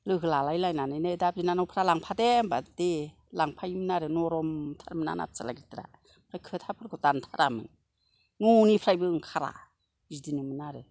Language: Bodo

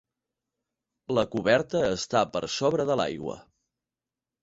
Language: Catalan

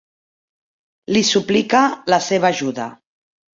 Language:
Catalan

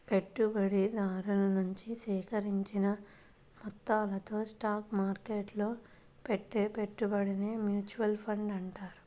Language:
Telugu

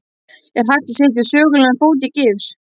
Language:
Icelandic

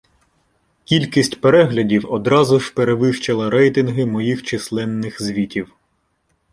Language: Ukrainian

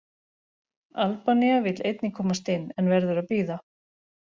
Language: Icelandic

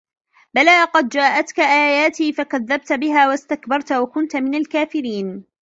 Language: Arabic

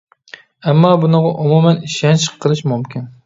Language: Uyghur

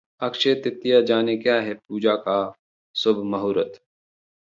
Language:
Hindi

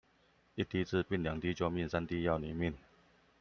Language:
Chinese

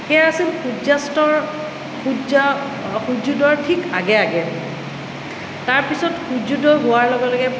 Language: Assamese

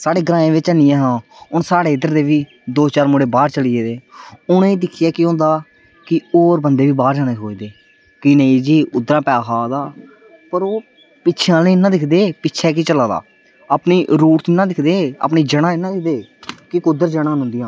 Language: Dogri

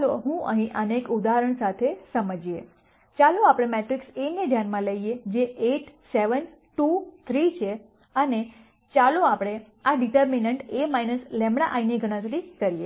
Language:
Gujarati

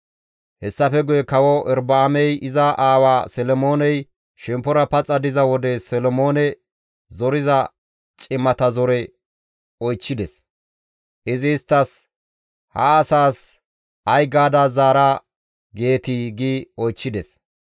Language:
Gamo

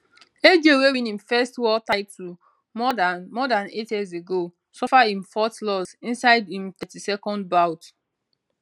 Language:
Nigerian Pidgin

